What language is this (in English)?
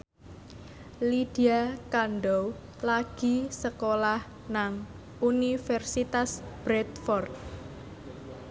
Javanese